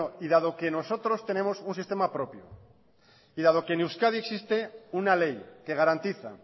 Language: Spanish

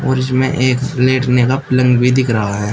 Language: Hindi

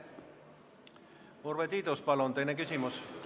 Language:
Estonian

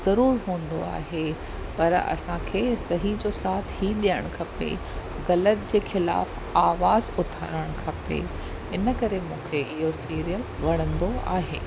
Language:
Sindhi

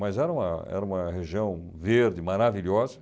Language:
Portuguese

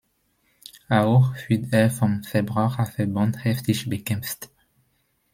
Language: German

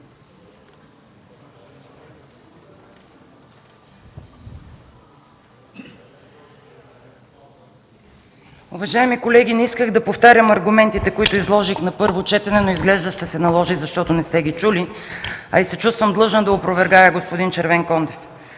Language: Bulgarian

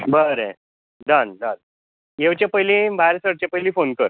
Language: Konkani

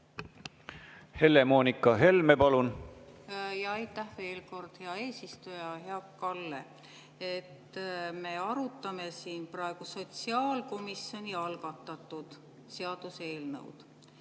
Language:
Estonian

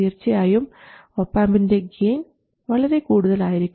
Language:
Malayalam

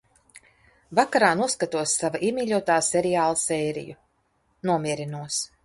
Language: Latvian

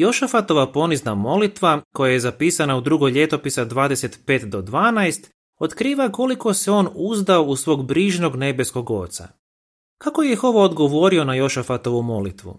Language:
Croatian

